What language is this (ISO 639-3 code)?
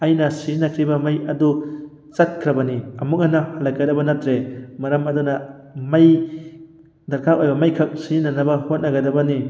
mni